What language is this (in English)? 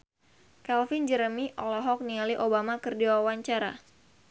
Sundanese